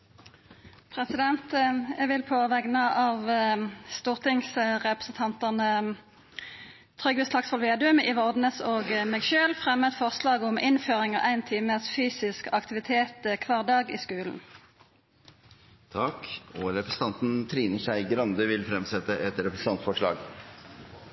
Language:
Norwegian Nynorsk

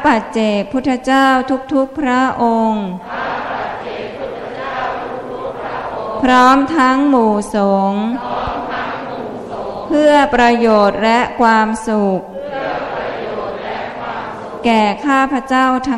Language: Thai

